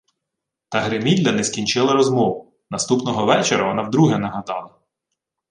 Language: Ukrainian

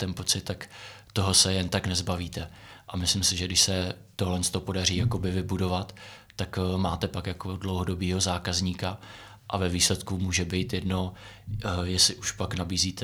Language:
Czech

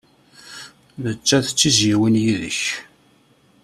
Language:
Kabyle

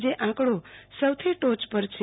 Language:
Gujarati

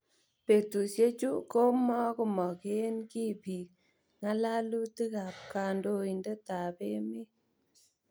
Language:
Kalenjin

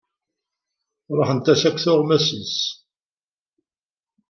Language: Kabyle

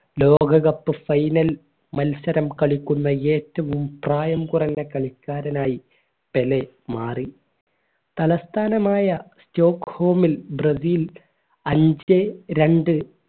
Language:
Malayalam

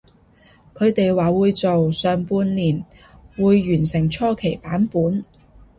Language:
Cantonese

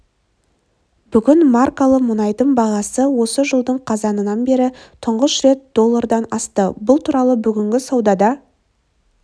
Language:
Kazakh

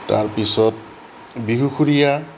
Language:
Assamese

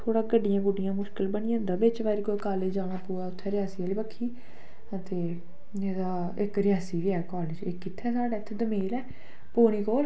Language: Dogri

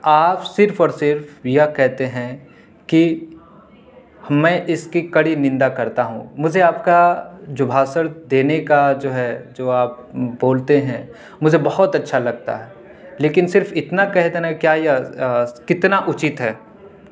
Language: Urdu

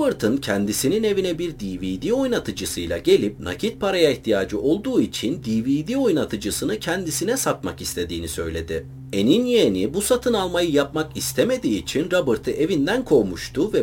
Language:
Turkish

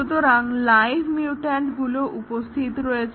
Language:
Bangla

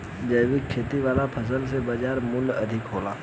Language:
Bhojpuri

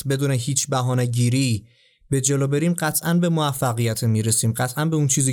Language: Persian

